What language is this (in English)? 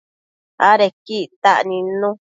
Matsés